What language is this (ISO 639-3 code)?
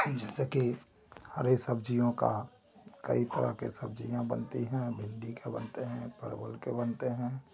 hin